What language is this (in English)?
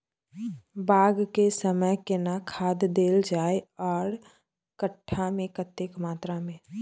Maithili